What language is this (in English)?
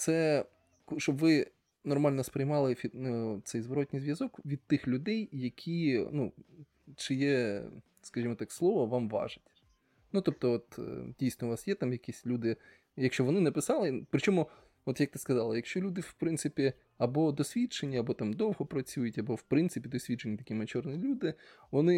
Ukrainian